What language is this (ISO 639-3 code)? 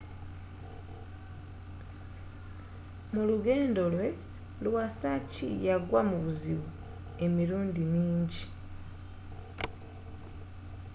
lug